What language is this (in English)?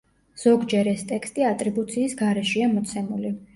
Georgian